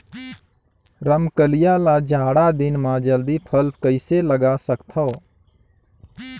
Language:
Chhattisgarhi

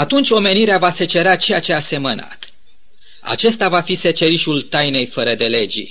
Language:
Romanian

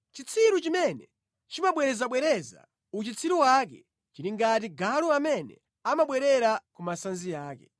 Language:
Nyanja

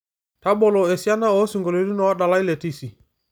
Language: Masai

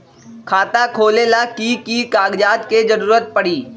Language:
Magahi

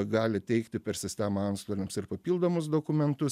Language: Lithuanian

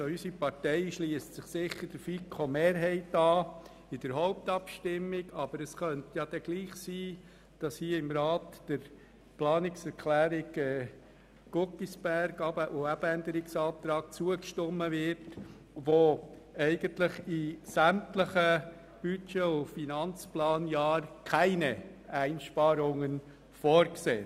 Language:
Swiss German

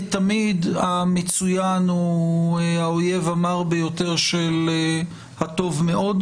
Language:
Hebrew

